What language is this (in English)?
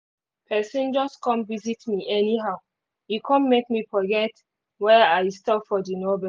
Nigerian Pidgin